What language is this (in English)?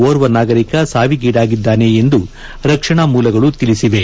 Kannada